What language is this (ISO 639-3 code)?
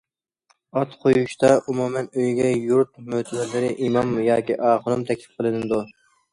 uig